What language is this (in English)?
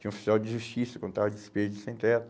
Portuguese